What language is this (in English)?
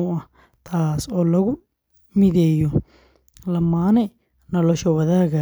Somali